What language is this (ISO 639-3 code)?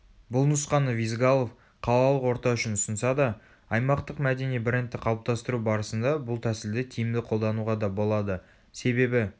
kaz